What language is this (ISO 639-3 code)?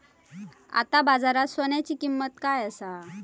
mar